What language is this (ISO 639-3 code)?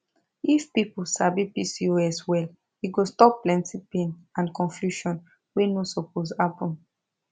pcm